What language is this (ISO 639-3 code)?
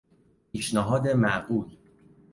fas